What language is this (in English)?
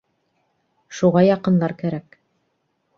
Bashkir